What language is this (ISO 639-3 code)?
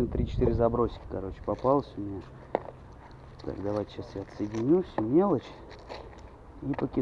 rus